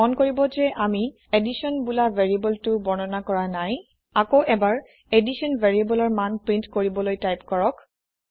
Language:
Assamese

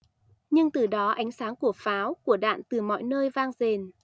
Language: Vietnamese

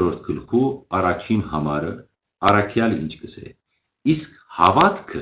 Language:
Armenian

